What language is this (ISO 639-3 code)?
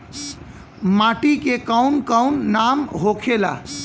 bho